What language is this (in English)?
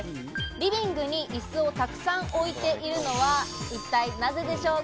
Japanese